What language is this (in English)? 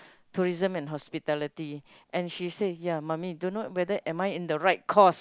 English